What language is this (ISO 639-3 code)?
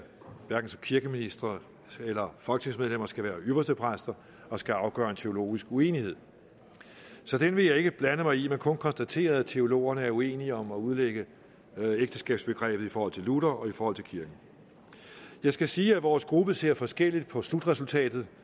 dan